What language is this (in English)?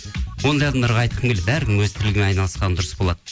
Kazakh